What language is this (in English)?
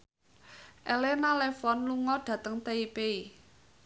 Javanese